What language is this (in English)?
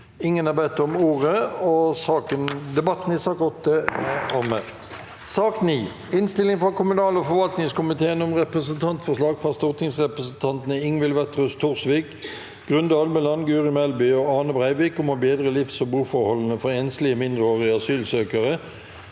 Norwegian